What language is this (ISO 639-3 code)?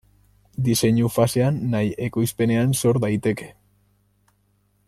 eus